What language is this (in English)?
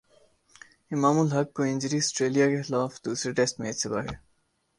Urdu